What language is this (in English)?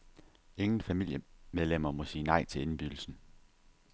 Danish